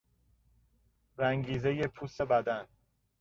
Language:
Persian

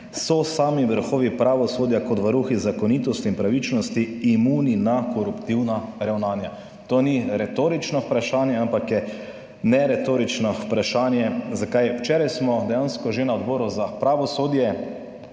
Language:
Slovenian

